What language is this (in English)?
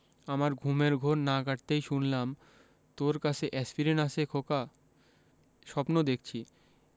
Bangla